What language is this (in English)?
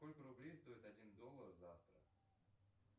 Russian